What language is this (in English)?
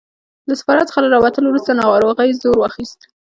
Pashto